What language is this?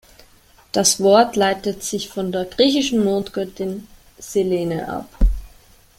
German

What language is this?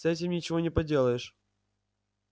Russian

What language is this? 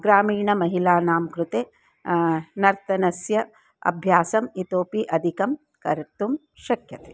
Sanskrit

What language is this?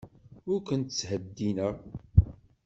Kabyle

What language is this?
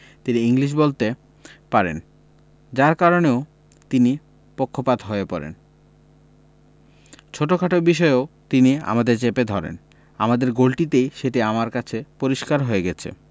Bangla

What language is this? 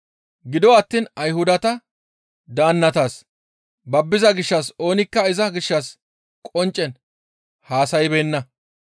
Gamo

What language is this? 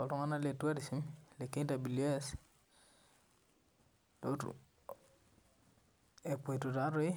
Masai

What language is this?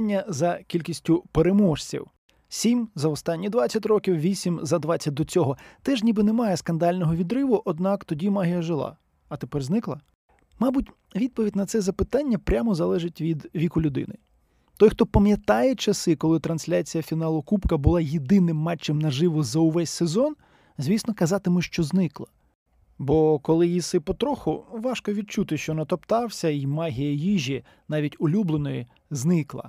Ukrainian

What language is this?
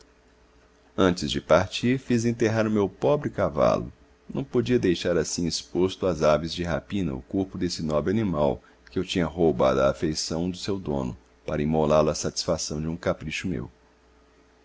Portuguese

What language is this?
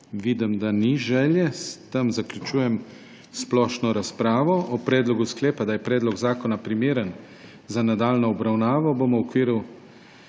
Slovenian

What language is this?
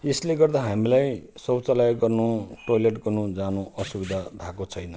Nepali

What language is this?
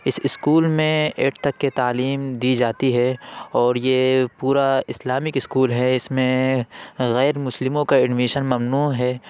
Urdu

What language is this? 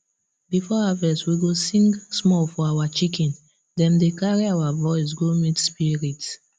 Nigerian Pidgin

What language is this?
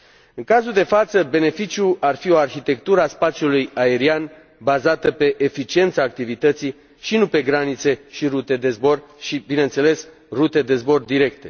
Romanian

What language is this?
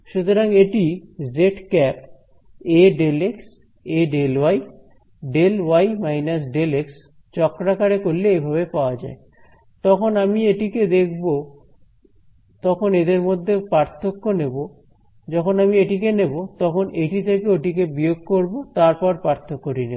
Bangla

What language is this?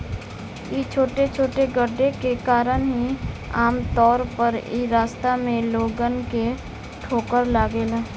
Bhojpuri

